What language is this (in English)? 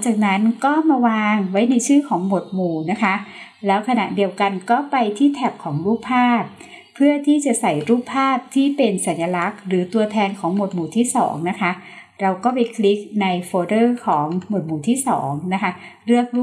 Thai